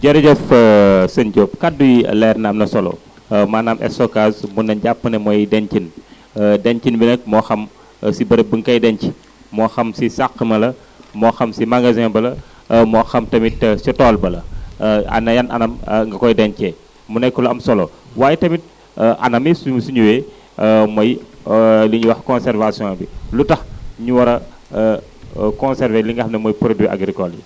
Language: Wolof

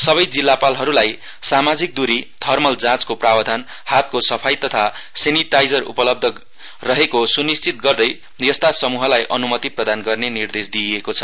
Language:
Nepali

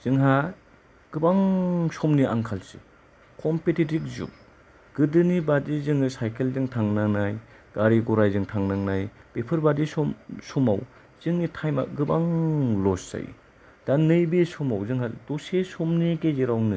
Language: Bodo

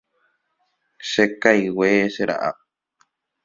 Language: Guarani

